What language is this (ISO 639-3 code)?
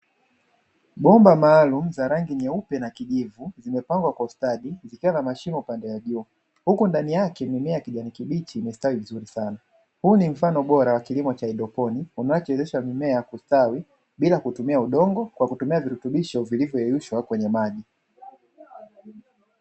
swa